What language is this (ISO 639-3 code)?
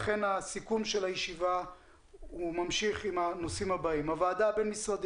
heb